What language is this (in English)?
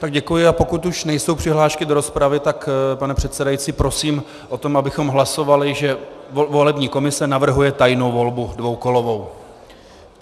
Czech